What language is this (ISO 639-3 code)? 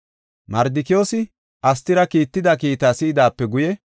gof